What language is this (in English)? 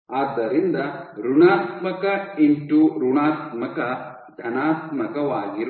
Kannada